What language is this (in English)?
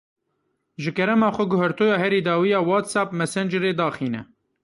Kurdish